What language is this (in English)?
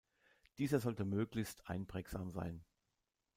German